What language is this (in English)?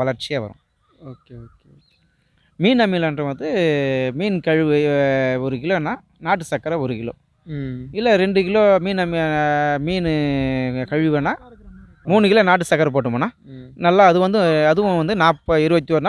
Indonesian